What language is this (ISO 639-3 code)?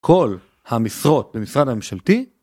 heb